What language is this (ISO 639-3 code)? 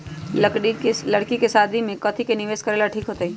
mag